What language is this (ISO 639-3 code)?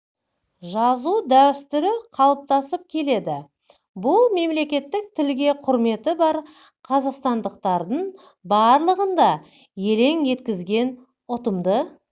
kaz